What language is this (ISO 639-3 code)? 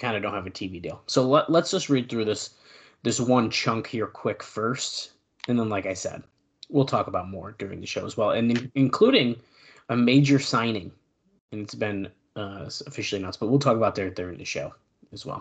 eng